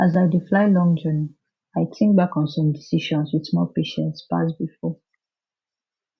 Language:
Nigerian Pidgin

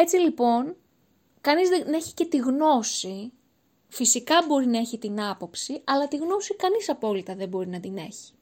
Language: Greek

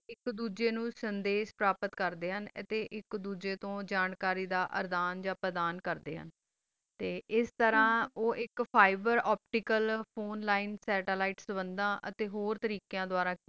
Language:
Punjabi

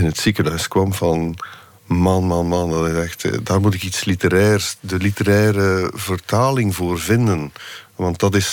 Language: Dutch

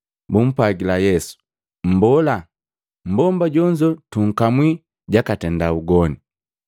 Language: Matengo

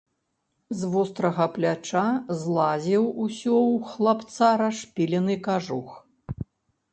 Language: Belarusian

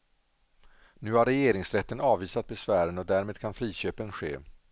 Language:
Swedish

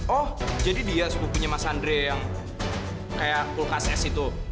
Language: Indonesian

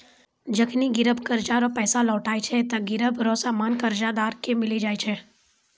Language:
Maithili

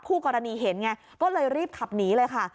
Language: Thai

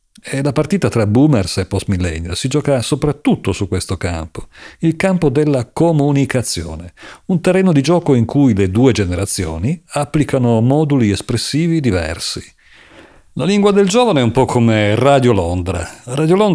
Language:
Italian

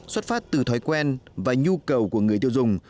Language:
Vietnamese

